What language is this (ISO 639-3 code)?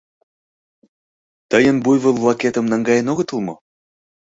chm